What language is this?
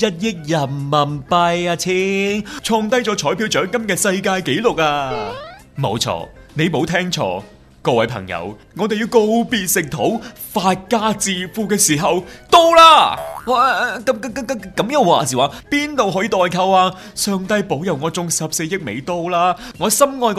Chinese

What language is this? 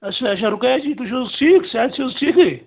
Kashmiri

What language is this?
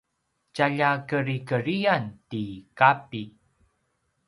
Paiwan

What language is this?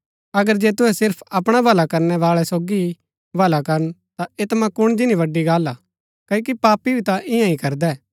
Gaddi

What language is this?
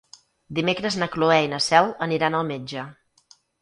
Catalan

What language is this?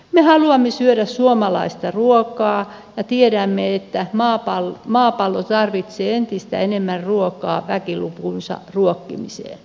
Finnish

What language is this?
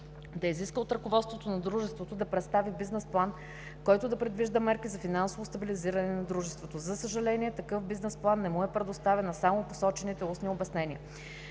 Bulgarian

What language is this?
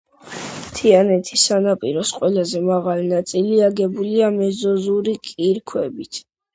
Georgian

